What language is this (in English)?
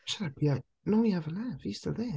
English